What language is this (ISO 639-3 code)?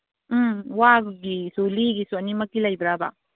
mni